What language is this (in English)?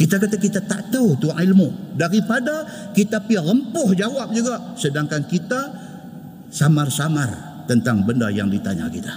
Malay